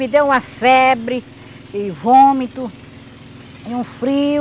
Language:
Portuguese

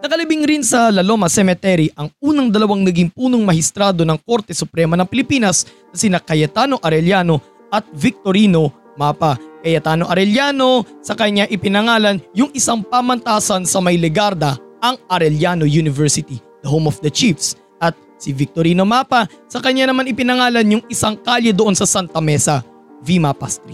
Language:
Filipino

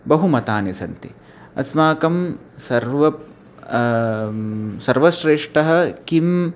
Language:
Sanskrit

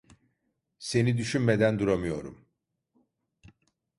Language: Turkish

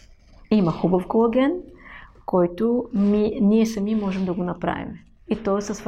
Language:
Bulgarian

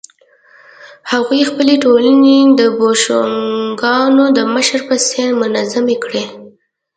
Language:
Pashto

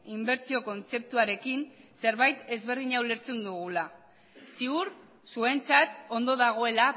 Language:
Basque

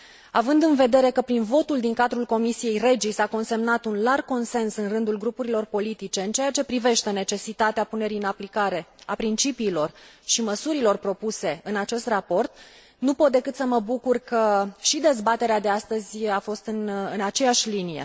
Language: Romanian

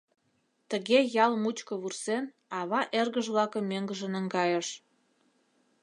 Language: Mari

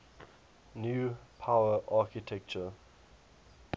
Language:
English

